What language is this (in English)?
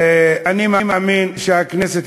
Hebrew